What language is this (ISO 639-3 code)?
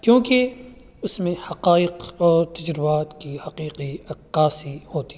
urd